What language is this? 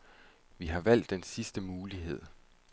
Danish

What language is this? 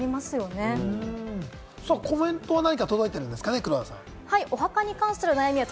Japanese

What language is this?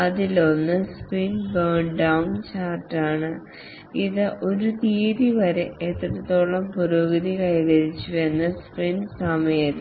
Malayalam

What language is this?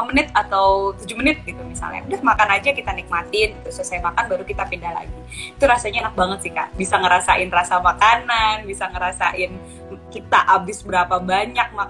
Indonesian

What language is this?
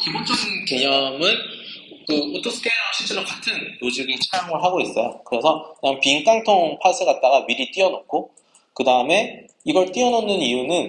Korean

